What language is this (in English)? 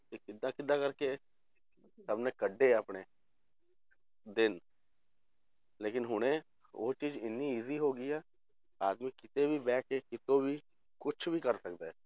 Punjabi